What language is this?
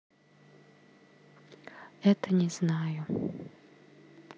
Russian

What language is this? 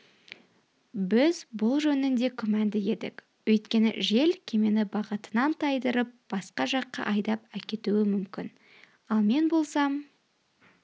Kazakh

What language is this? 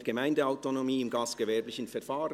Swiss German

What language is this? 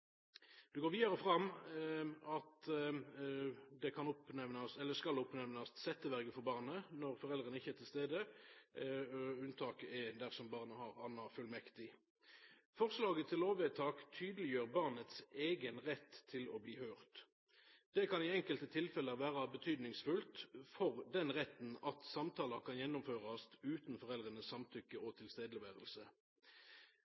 Norwegian Nynorsk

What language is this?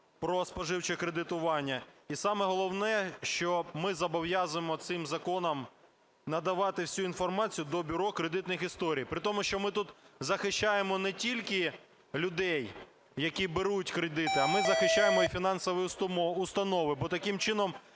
Ukrainian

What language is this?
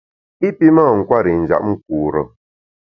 Bamun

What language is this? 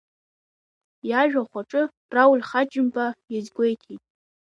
Abkhazian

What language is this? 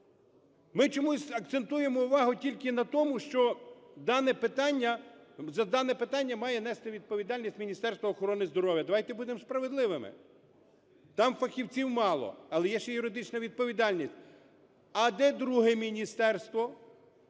Ukrainian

